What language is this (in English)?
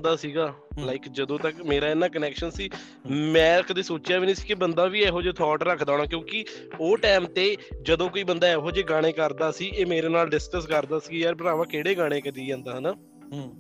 Punjabi